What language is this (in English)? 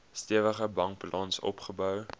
Afrikaans